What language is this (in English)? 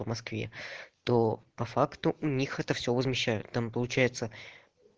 Russian